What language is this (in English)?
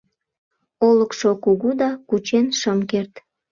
Mari